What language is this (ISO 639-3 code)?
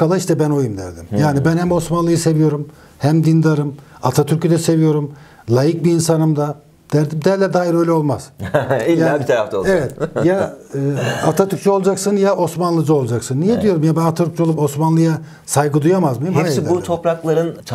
tur